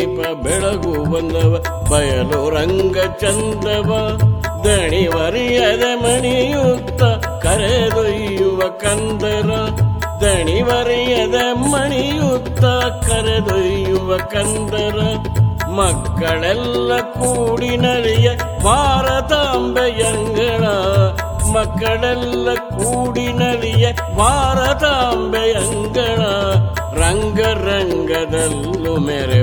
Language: Kannada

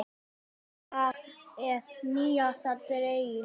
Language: Icelandic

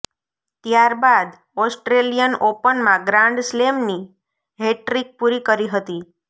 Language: Gujarati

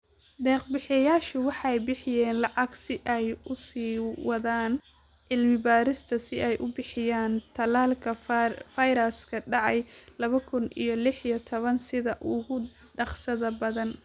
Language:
Somali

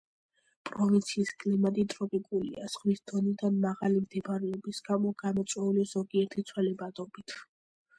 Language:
Georgian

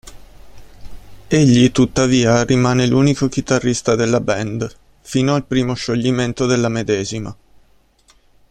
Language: Italian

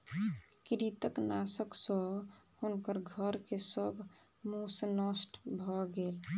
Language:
Maithili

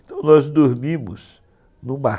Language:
Portuguese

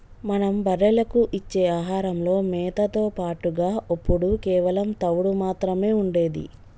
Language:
Telugu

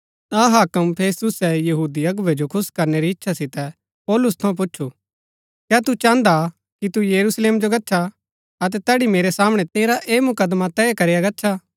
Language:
Gaddi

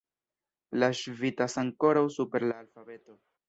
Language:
Esperanto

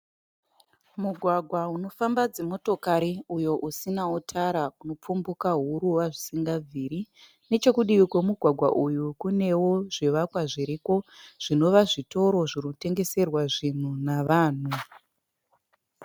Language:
Shona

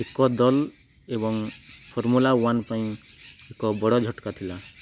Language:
Odia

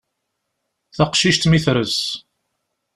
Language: Kabyle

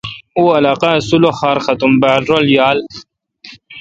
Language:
Kalkoti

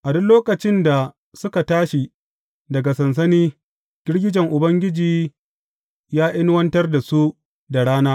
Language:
Hausa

